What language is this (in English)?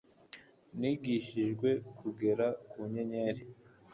Kinyarwanda